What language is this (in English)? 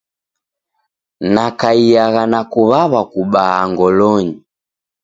Taita